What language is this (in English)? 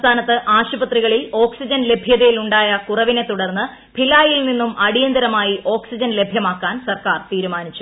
Malayalam